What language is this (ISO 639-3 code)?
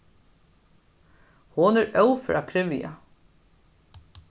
fao